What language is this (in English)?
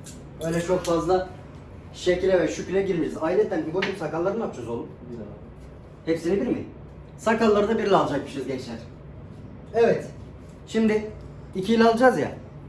Turkish